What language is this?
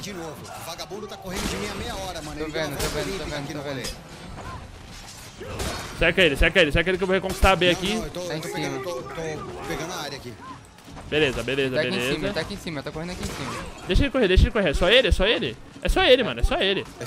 Portuguese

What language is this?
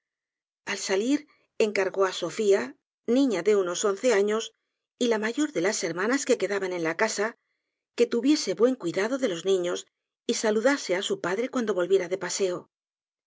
Spanish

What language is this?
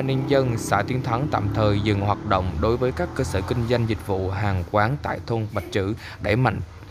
Vietnamese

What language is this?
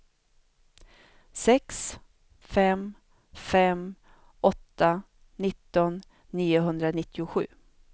Swedish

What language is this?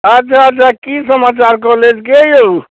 Maithili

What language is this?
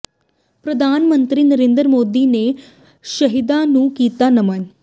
Punjabi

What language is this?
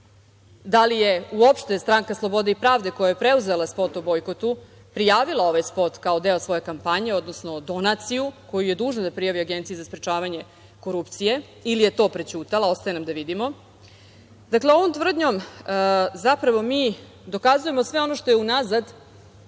Serbian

